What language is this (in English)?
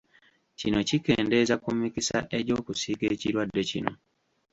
Ganda